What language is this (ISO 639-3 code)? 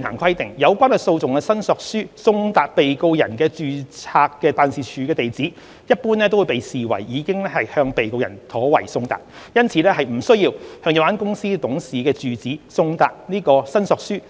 yue